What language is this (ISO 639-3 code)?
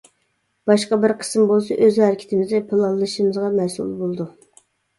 uig